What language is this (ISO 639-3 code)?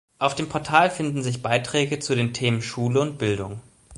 deu